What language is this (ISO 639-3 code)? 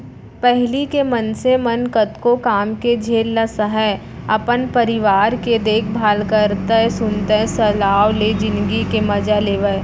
hne